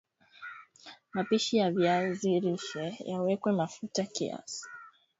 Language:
Swahili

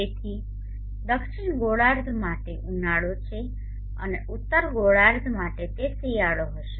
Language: Gujarati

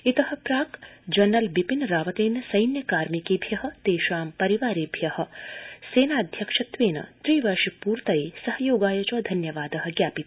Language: Sanskrit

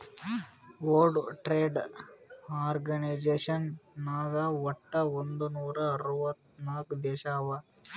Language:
Kannada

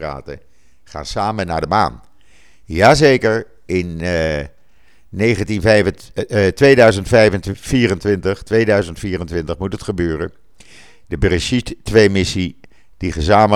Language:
Dutch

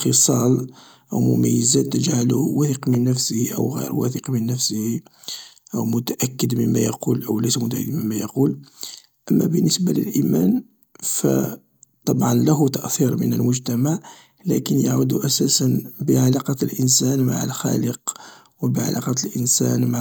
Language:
Algerian Arabic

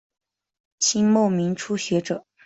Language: Chinese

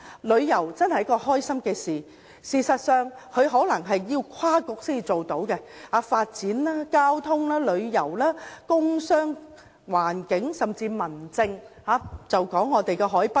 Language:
Cantonese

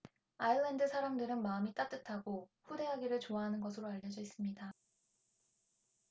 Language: Korean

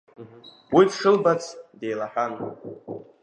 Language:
Abkhazian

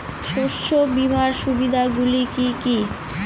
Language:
Bangla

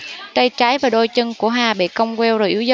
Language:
Vietnamese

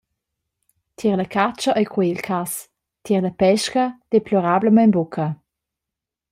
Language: Romansh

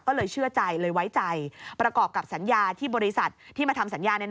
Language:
Thai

